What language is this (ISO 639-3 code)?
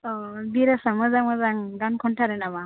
brx